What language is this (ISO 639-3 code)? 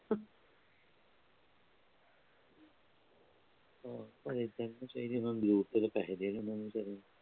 pan